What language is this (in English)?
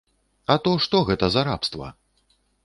Belarusian